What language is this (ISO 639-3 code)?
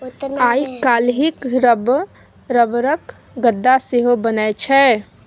mai